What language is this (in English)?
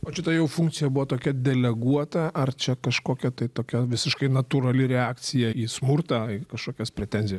Lithuanian